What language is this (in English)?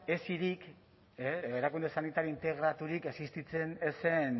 Basque